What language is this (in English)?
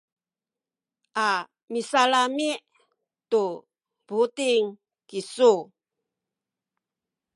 Sakizaya